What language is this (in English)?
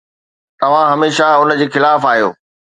Sindhi